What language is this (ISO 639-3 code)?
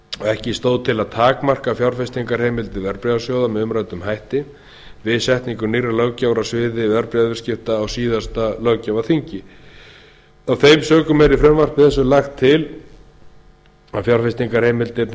isl